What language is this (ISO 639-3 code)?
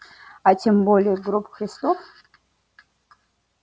rus